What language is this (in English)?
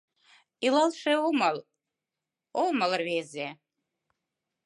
Mari